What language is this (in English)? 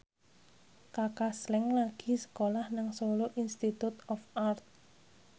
Javanese